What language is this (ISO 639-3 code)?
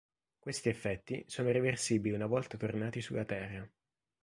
ita